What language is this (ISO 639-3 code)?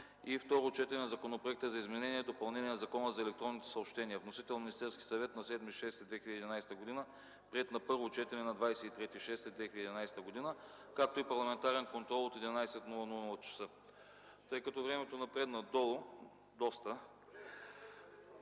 bul